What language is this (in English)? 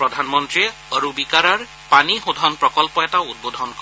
Assamese